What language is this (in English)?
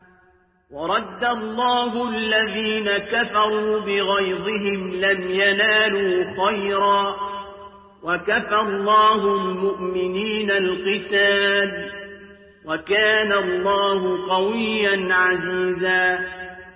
Arabic